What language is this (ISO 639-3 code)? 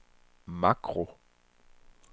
dan